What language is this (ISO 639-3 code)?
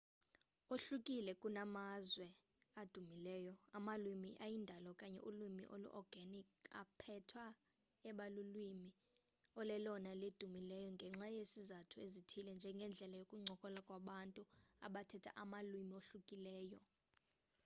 xho